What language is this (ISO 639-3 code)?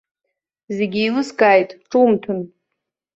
abk